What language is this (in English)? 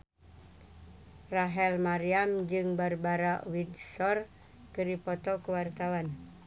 Sundanese